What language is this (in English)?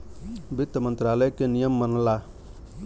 Bhojpuri